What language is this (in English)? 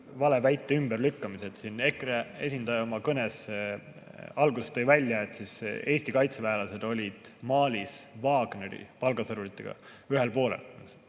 Estonian